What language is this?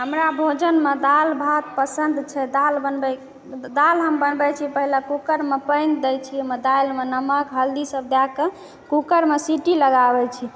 Maithili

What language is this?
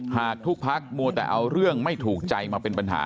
Thai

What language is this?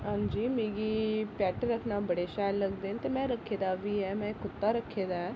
Dogri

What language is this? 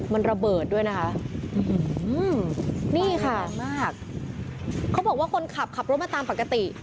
Thai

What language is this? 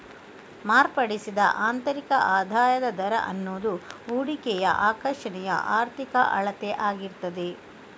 Kannada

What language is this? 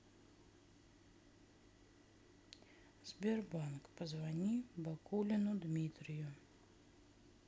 Russian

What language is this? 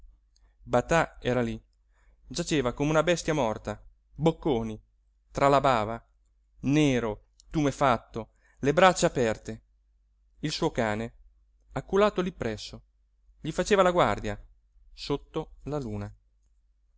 Italian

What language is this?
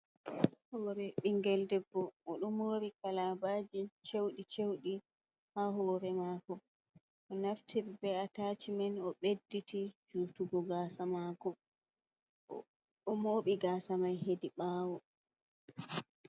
Fula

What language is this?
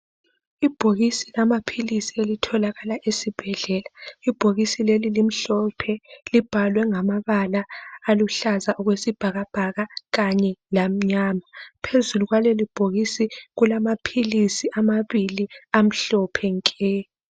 North Ndebele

